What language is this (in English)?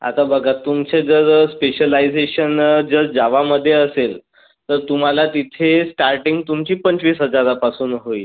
Marathi